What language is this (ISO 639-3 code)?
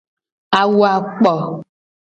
gej